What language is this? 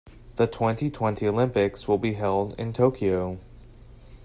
English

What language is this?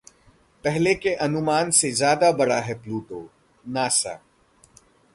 Hindi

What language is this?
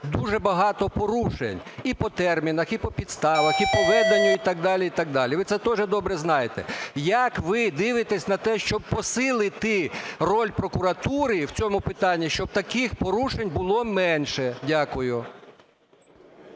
Ukrainian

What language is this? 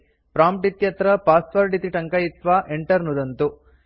Sanskrit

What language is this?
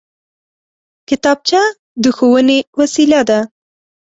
Pashto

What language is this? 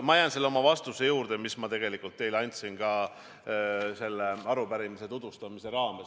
Estonian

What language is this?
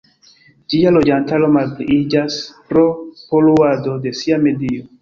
Esperanto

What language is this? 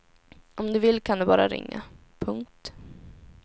Swedish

